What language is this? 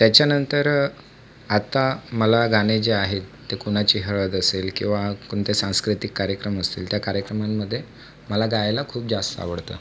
Marathi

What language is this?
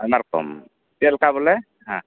Santali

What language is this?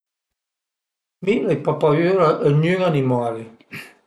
Piedmontese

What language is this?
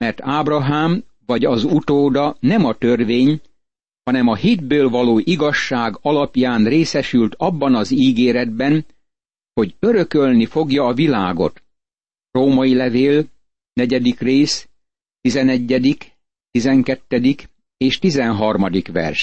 Hungarian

